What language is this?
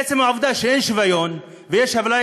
Hebrew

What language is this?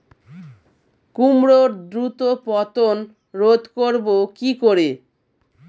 Bangla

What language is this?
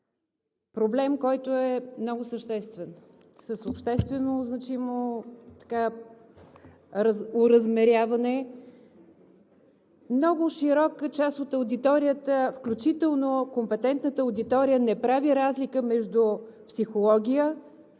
Bulgarian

